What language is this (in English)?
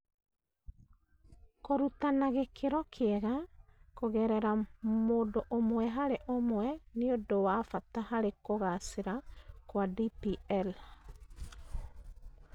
Kikuyu